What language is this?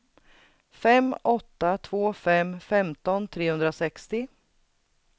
Swedish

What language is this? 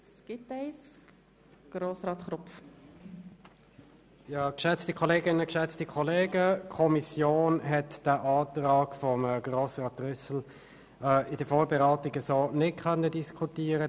Swiss German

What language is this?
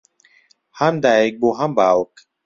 Central Kurdish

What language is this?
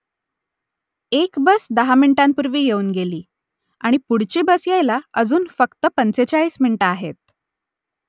Marathi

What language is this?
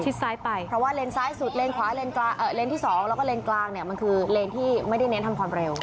Thai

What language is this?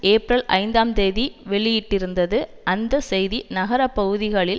Tamil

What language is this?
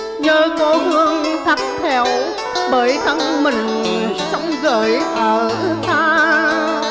Vietnamese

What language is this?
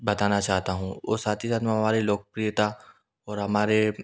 Hindi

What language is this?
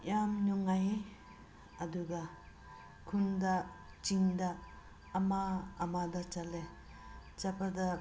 Manipuri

